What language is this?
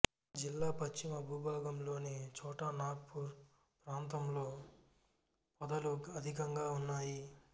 Telugu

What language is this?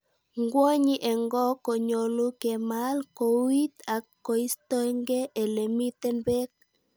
Kalenjin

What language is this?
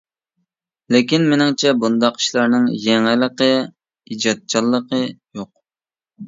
Uyghur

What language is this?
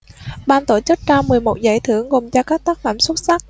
Vietnamese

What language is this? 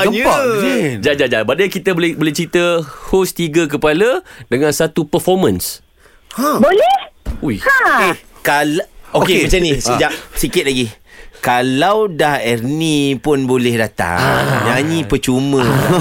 Malay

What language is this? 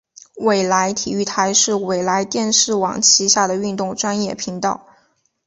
Chinese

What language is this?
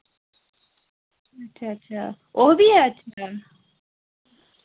Dogri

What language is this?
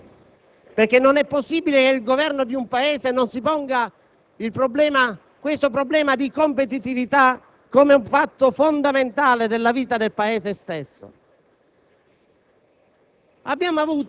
Italian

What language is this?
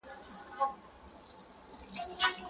Pashto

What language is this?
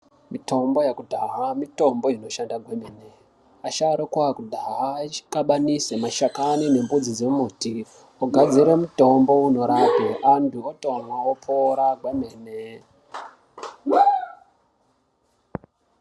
Ndau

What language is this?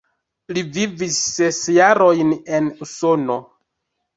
Esperanto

